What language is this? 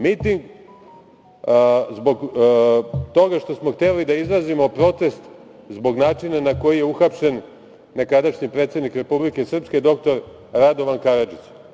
Serbian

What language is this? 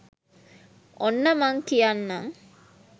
Sinhala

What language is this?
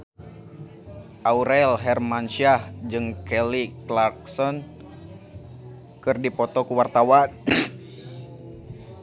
Sundanese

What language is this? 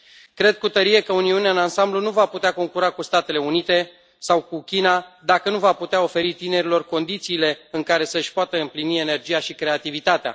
Romanian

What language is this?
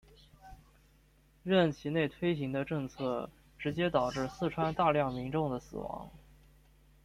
Chinese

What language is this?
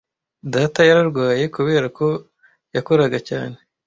Kinyarwanda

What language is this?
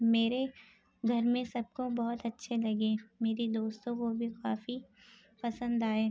Urdu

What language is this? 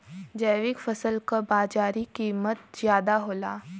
Bhojpuri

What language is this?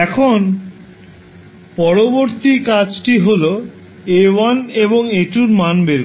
Bangla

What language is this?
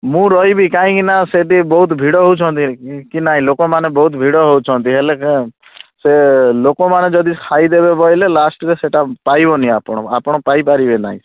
Odia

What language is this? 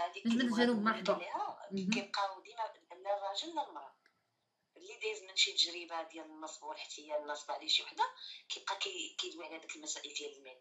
Arabic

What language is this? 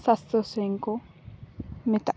Santali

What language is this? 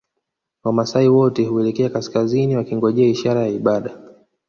Swahili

